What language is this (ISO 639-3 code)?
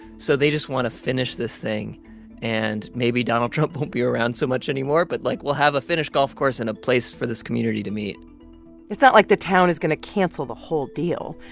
eng